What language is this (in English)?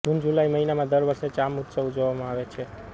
Gujarati